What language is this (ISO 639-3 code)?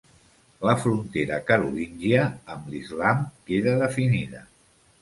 cat